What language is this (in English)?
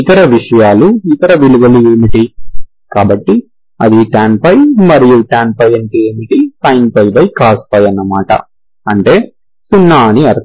Telugu